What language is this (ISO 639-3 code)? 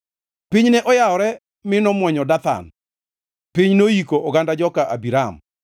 luo